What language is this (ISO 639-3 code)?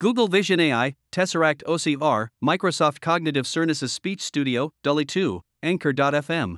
bul